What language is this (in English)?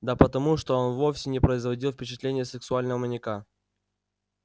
Russian